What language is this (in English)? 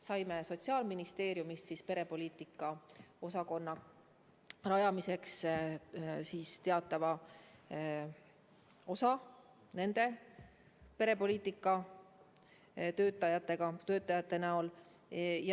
Estonian